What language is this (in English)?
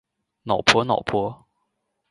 Chinese